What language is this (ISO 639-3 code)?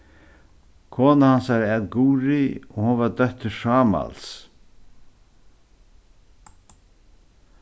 fao